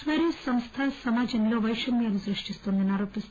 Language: Telugu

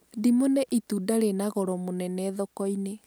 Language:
Kikuyu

